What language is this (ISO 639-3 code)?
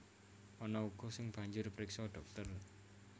jav